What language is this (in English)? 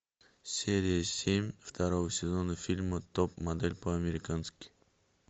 Russian